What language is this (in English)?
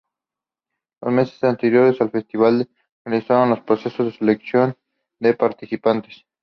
Spanish